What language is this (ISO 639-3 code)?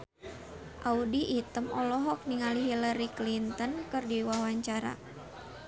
sun